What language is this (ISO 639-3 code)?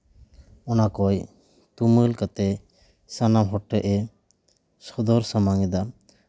sat